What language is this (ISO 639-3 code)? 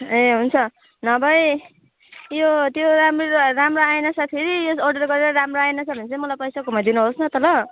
nep